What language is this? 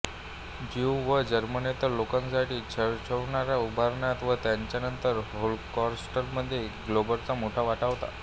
Marathi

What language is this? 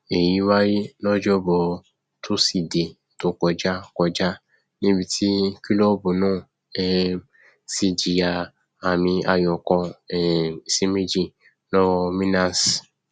Yoruba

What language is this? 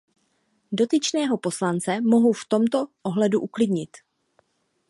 Czech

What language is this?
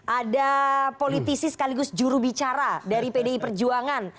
Indonesian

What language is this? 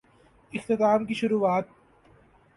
Urdu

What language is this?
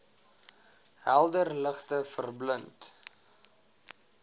Afrikaans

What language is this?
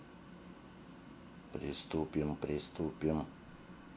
Russian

